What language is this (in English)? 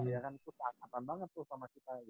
Indonesian